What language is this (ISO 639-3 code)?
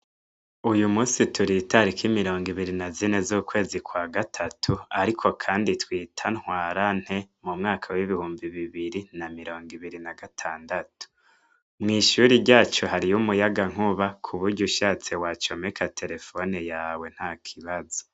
run